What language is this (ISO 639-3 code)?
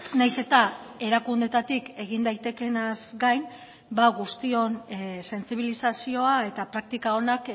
eus